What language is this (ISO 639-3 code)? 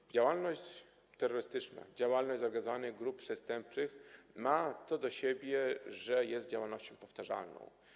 pol